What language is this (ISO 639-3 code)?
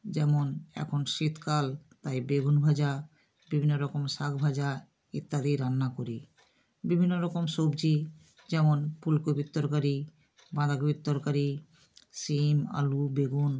ben